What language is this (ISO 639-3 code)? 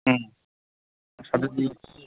mni